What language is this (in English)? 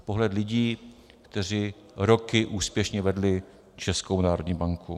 Czech